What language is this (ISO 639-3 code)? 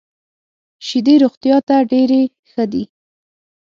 pus